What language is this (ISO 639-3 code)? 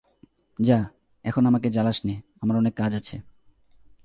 ben